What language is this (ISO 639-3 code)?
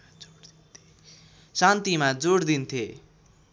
nep